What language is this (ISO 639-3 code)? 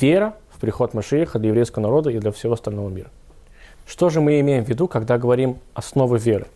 rus